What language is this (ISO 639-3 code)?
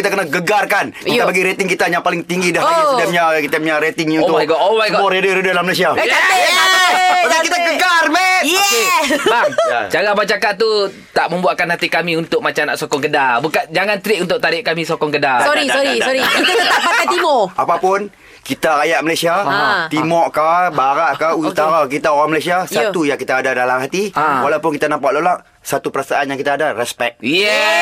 msa